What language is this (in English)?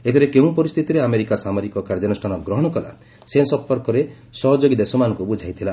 Odia